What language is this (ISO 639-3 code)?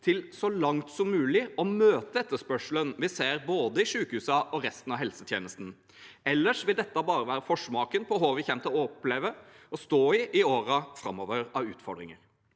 nor